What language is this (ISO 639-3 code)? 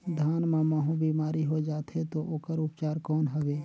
hne